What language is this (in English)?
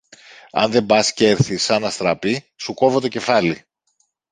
Greek